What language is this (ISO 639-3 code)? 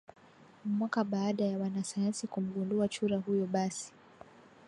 swa